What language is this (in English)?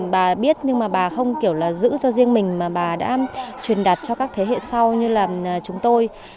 Vietnamese